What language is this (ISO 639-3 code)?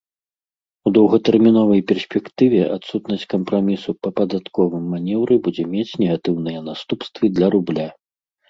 bel